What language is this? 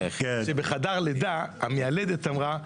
Hebrew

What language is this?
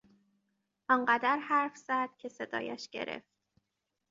Persian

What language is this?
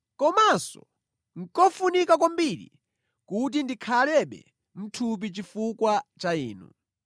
Nyanja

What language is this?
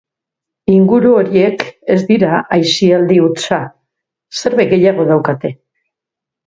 Basque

